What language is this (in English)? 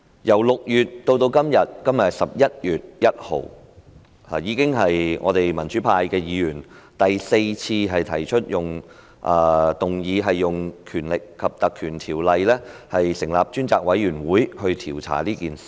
Cantonese